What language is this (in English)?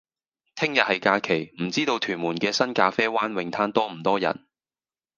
Cantonese